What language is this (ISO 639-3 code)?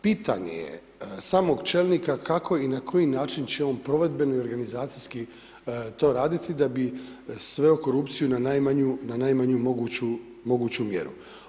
hrv